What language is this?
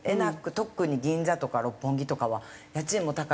Japanese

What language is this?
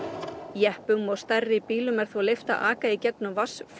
Icelandic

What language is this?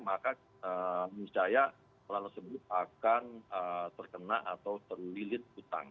Indonesian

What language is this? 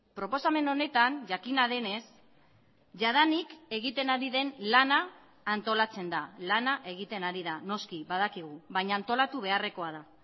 Basque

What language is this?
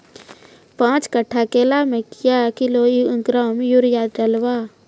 Maithili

